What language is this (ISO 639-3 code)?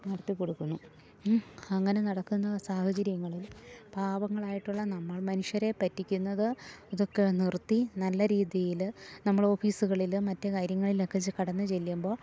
mal